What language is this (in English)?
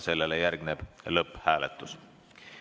Estonian